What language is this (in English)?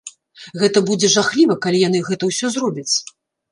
Belarusian